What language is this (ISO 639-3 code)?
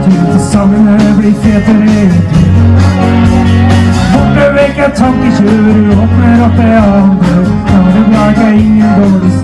ron